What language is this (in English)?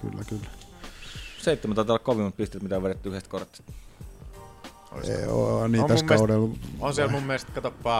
Finnish